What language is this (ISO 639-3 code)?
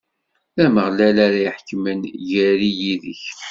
kab